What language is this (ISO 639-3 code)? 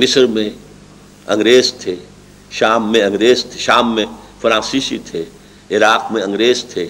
urd